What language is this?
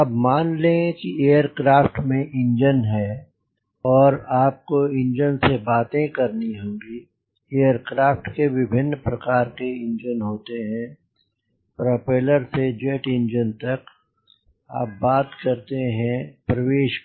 Hindi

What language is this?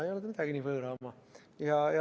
Estonian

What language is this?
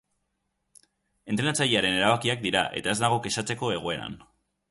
Basque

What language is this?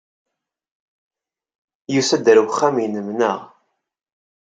Kabyle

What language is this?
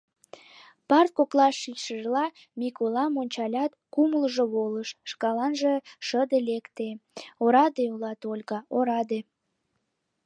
Mari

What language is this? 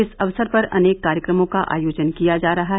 Hindi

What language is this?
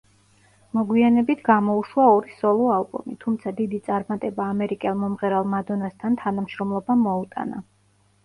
Georgian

